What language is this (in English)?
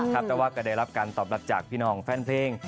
Thai